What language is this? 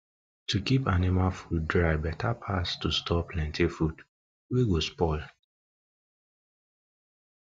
Nigerian Pidgin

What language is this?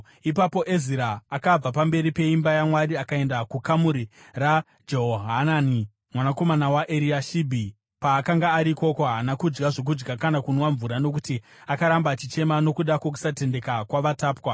Shona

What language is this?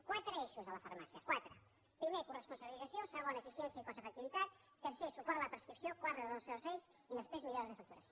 Catalan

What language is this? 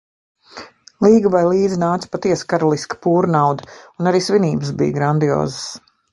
Latvian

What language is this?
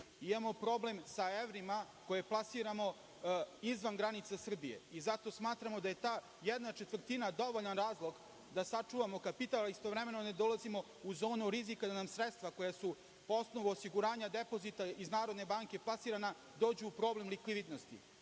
Serbian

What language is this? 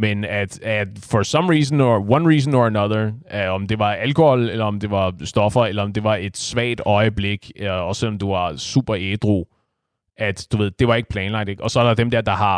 Danish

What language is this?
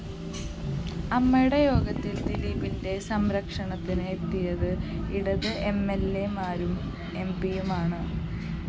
Malayalam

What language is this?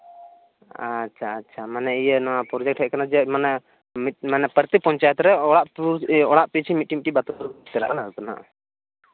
Santali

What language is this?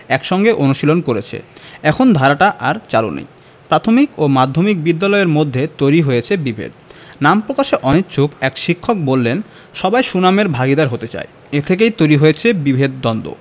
Bangla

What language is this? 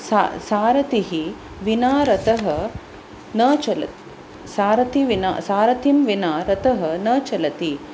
Sanskrit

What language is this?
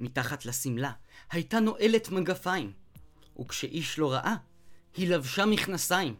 Hebrew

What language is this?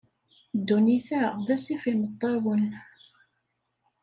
Kabyle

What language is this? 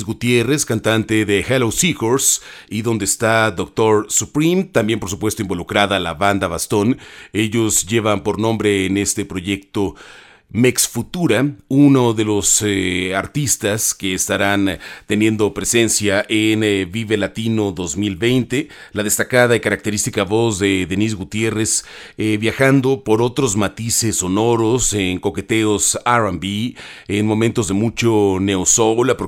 Spanish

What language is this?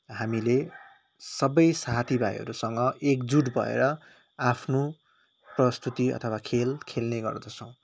Nepali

